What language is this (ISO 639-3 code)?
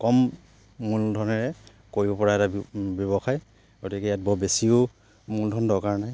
asm